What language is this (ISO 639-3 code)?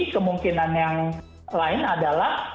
ind